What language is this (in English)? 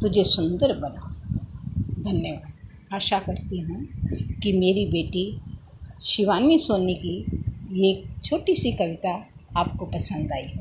Hindi